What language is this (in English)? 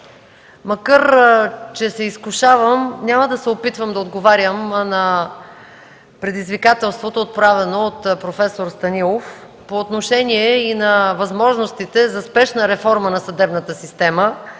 Bulgarian